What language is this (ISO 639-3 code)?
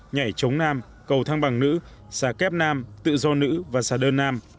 vie